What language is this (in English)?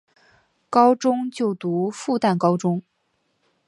Chinese